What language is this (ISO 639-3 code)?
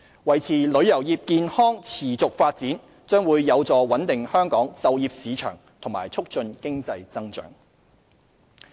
yue